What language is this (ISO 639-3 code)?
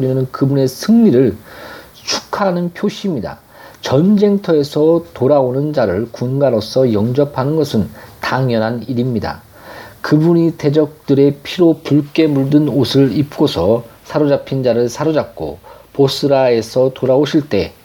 kor